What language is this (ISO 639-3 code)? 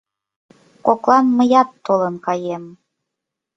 chm